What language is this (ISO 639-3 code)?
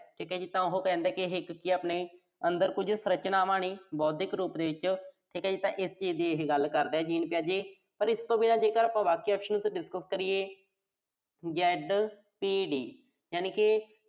pan